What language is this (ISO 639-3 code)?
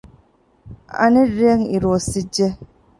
div